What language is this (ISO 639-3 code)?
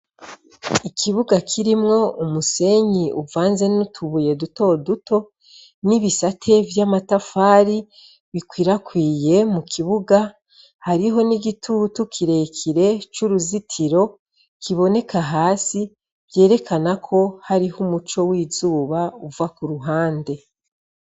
run